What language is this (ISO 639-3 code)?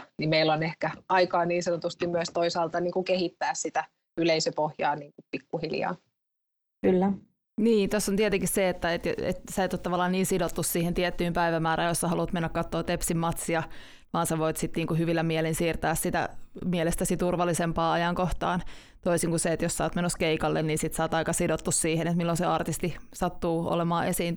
fin